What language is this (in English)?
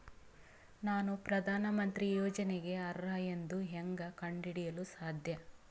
Kannada